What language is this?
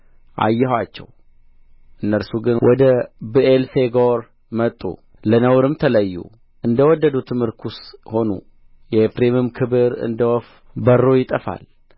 Amharic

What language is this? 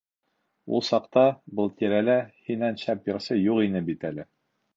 Bashkir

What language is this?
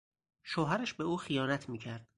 Persian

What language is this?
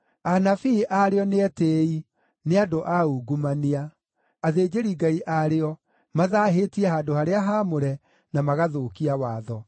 Kikuyu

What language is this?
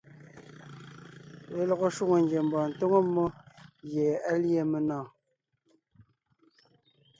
Ngiemboon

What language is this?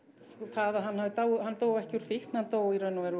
Icelandic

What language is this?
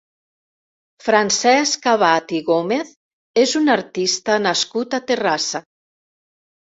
Catalan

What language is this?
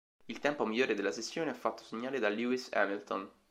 Italian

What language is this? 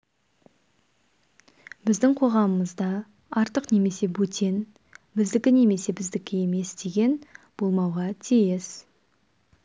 Kazakh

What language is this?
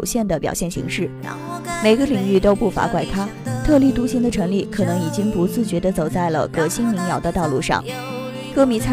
Chinese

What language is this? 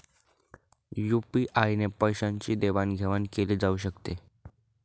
Marathi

